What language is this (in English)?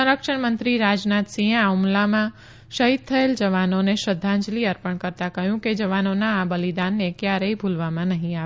Gujarati